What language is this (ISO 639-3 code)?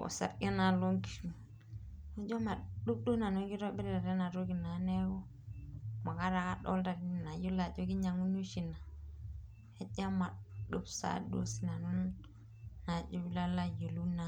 mas